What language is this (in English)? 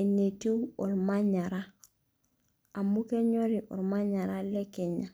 Masai